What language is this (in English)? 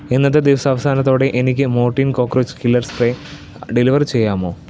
Malayalam